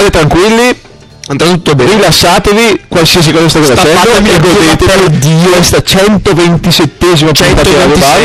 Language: Italian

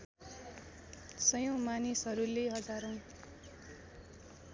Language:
Nepali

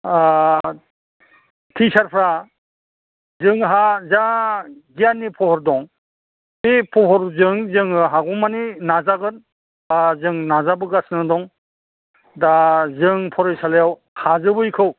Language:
Bodo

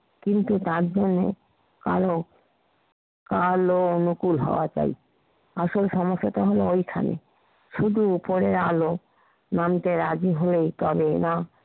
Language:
Bangla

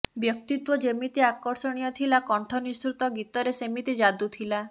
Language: Odia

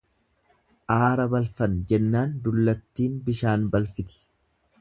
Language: Oromo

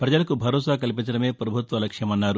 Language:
Telugu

